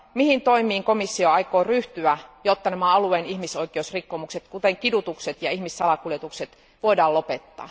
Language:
Finnish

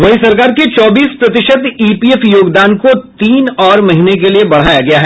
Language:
Hindi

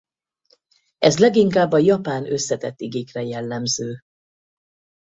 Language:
Hungarian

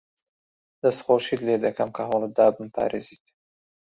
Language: Central Kurdish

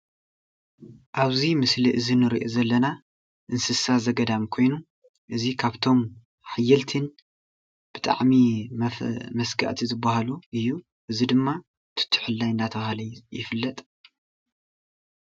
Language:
Tigrinya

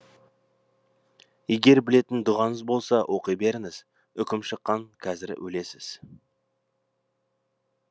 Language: Kazakh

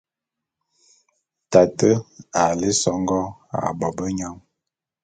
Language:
Bulu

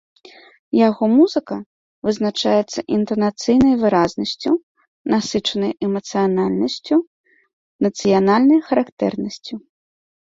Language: Belarusian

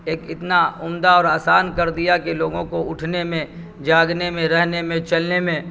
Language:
Urdu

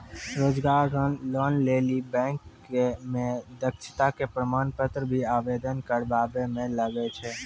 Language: Maithili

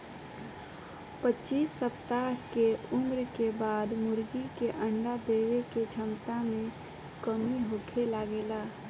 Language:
Bhojpuri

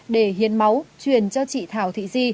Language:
Vietnamese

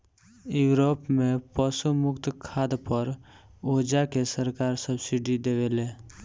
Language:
Bhojpuri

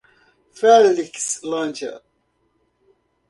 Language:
Portuguese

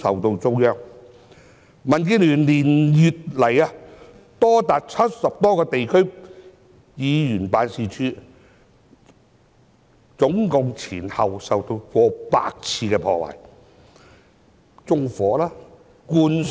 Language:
Cantonese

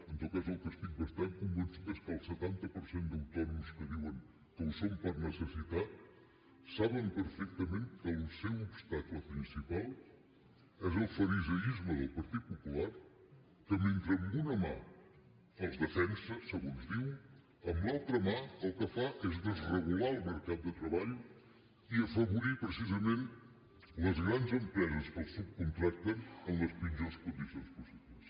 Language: Catalan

